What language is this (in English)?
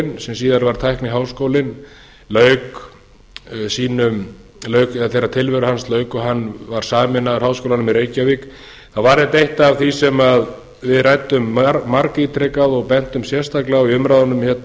Icelandic